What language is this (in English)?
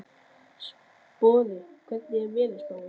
Icelandic